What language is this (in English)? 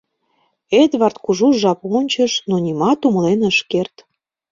Mari